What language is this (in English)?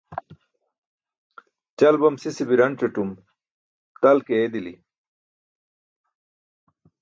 Burushaski